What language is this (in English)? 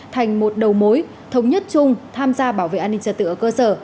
Vietnamese